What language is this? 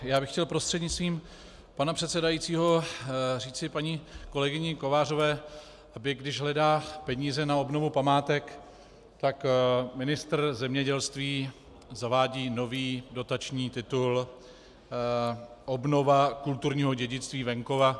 Czech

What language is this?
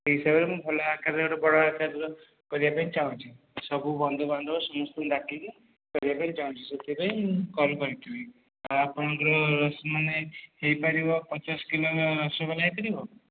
Odia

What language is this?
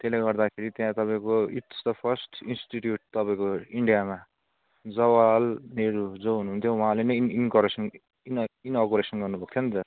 Nepali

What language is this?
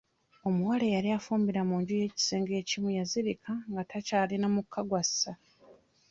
Ganda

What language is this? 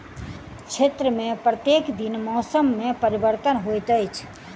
Maithili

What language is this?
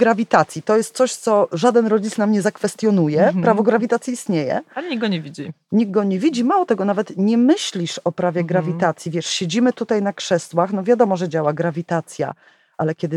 Polish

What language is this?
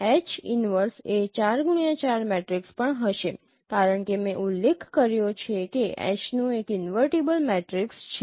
Gujarati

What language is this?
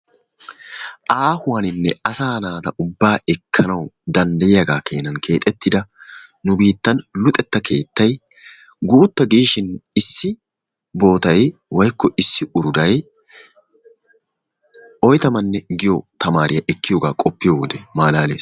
Wolaytta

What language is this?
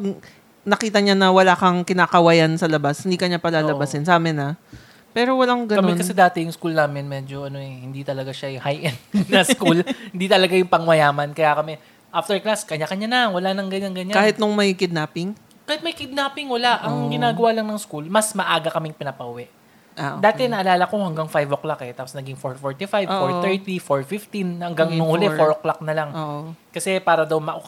Filipino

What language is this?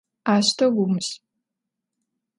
Adyghe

